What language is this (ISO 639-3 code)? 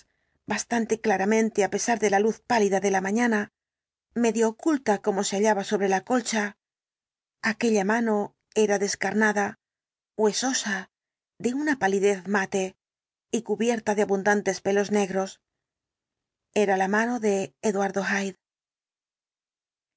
spa